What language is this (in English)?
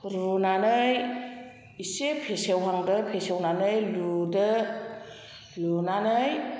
Bodo